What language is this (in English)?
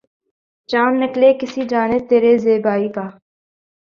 Urdu